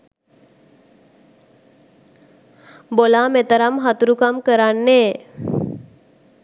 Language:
Sinhala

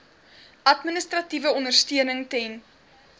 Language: Afrikaans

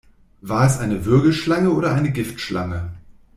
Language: German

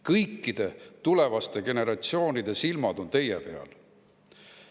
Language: Estonian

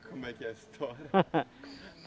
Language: Portuguese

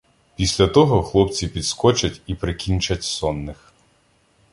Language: Ukrainian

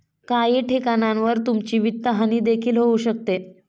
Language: Marathi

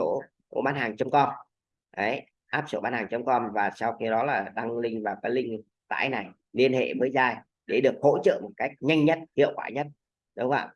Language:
Vietnamese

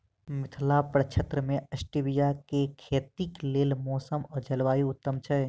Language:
Maithili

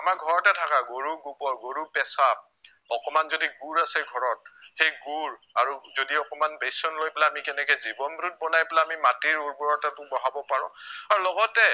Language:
Assamese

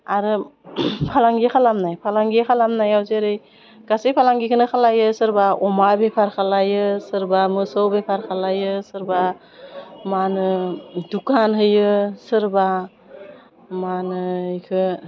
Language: Bodo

